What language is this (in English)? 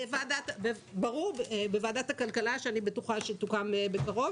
Hebrew